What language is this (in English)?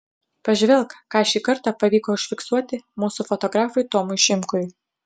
Lithuanian